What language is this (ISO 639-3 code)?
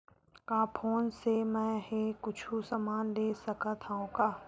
hne